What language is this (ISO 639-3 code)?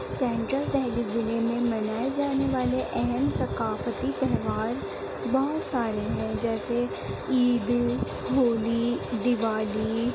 urd